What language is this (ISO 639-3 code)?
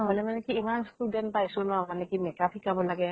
asm